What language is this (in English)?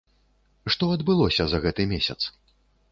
Belarusian